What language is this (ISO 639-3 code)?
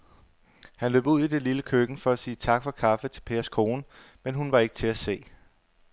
dan